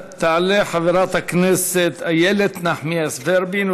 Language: Hebrew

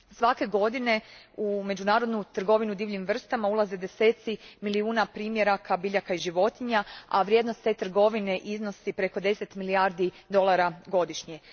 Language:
Croatian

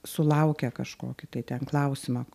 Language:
Lithuanian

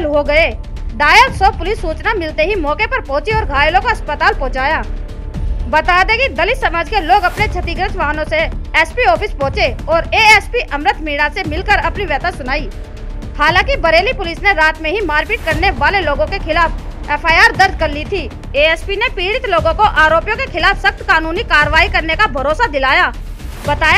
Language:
Hindi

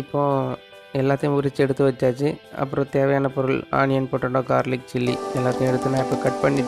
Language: Indonesian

